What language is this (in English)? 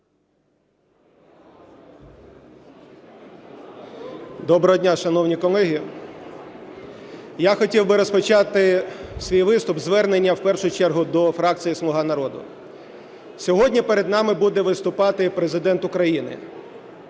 Ukrainian